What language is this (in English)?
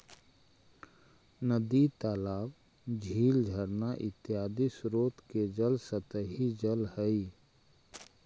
Magahi